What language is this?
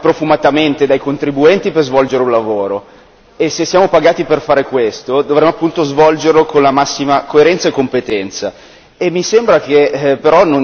Italian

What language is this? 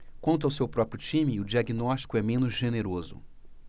Portuguese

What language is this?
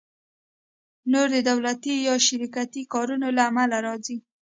Pashto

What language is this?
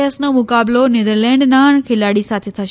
Gujarati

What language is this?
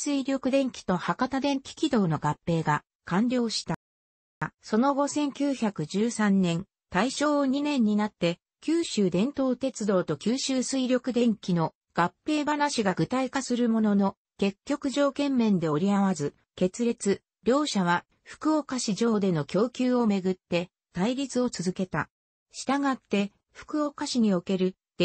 Japanese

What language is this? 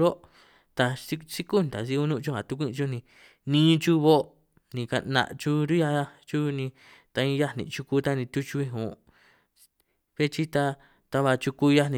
San Martín Itunyoso Triqui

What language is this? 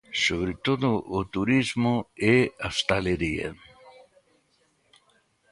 Galician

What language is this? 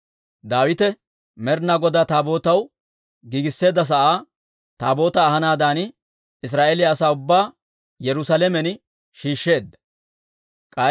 Dawro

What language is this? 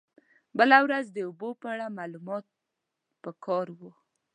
Pashto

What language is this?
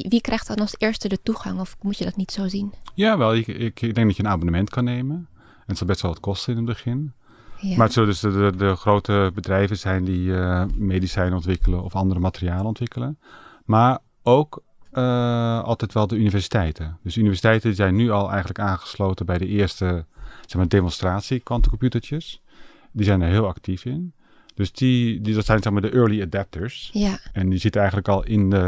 Dutch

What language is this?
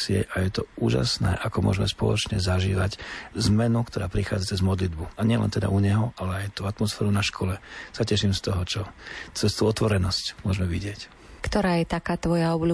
Slovak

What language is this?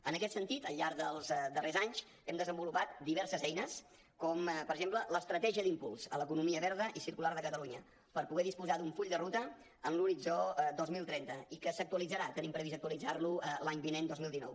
Catalan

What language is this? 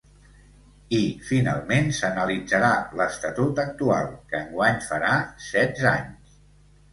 Catalan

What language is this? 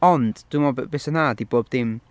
Welsh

